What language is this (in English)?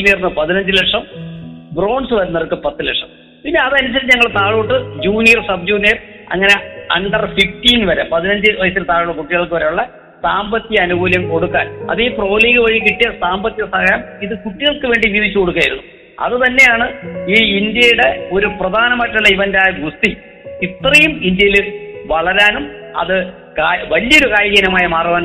Malayalam